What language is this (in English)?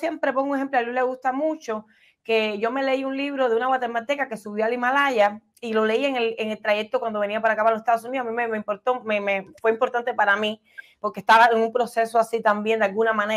Spanish